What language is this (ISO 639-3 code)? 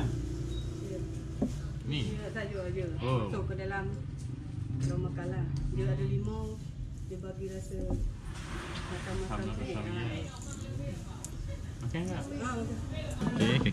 msa